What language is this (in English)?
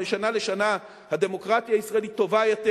Hebrew